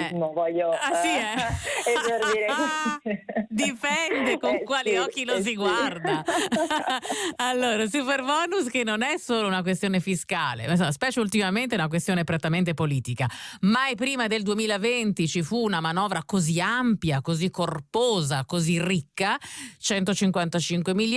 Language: Italian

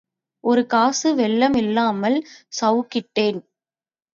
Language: Tamil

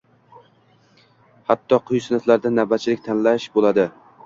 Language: Uzbek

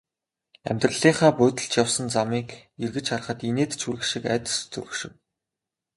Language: Mongolian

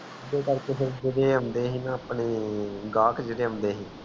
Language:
Punjabi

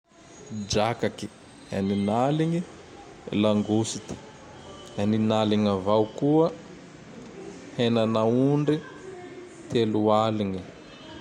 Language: Tandroy-Mahafaly Malagasy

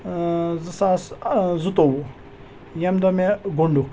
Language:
Kashmiri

